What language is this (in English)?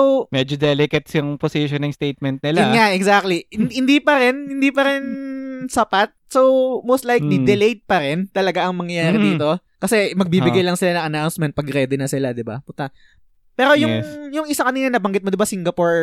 Filipino